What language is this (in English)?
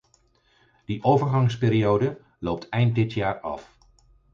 Dutch